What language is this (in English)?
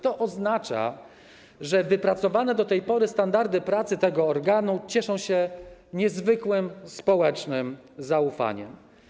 Polish